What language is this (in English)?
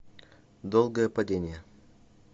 Russian